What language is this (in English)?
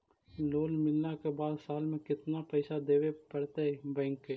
Magahi